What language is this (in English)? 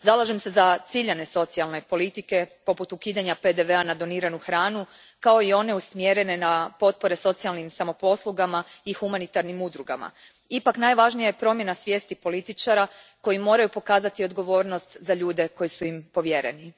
Croatian